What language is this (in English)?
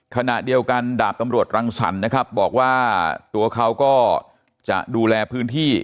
Thai